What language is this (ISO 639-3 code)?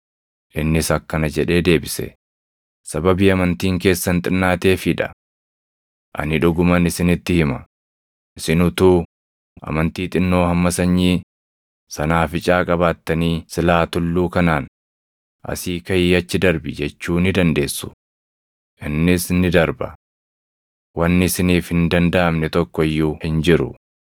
orm